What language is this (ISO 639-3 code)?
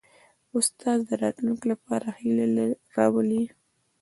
pus